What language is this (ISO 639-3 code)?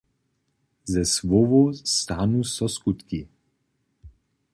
hsb